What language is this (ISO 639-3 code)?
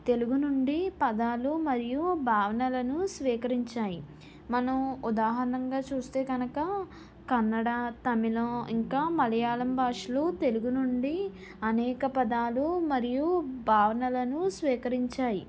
tel